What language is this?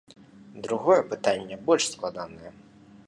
Belarusian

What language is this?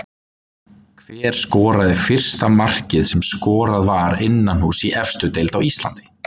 Icelandic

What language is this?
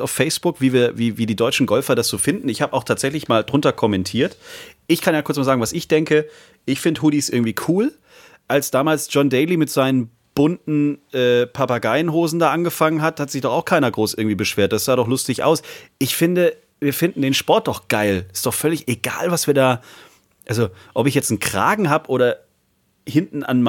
German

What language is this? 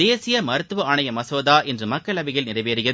Tamil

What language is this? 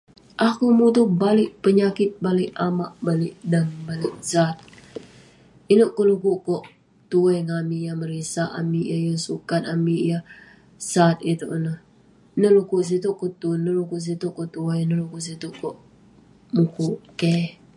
Western Penan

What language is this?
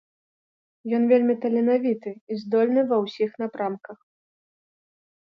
Belarusian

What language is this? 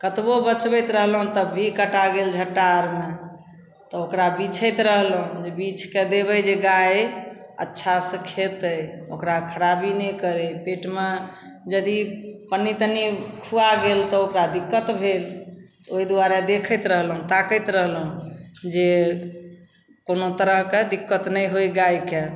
Maithili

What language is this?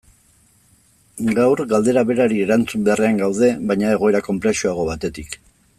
Basque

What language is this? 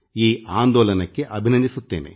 Kannada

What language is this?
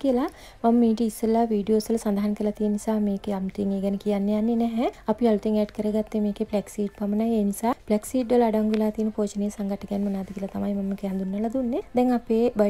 Indonesian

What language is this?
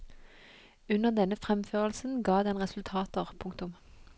Norwegian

